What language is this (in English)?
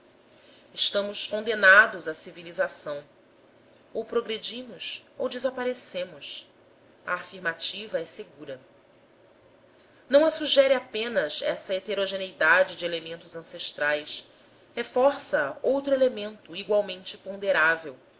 Portuguese